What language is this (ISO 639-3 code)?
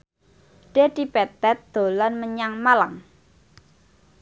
jav